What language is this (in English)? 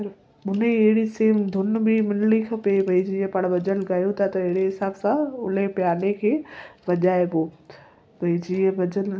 Sindhi